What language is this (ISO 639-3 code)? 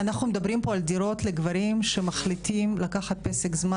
heb